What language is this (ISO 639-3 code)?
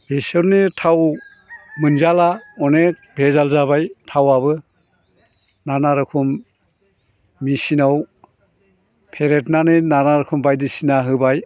brx